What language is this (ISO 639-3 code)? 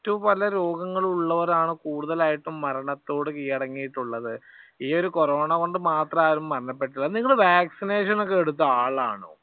mal